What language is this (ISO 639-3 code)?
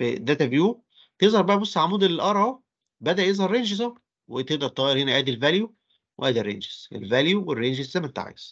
ara